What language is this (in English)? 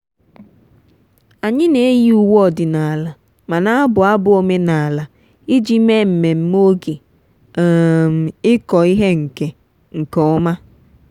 Igbo